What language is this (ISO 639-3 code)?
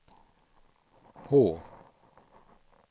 swe